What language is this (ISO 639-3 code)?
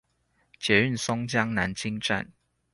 zho